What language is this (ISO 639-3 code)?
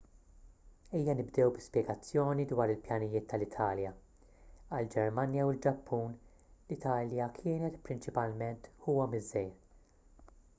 mlt